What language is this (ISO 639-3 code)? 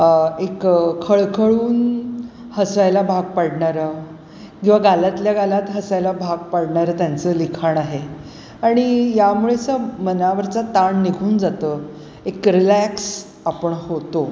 mar